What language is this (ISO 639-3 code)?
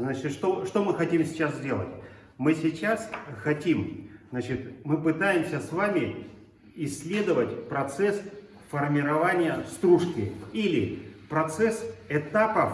rus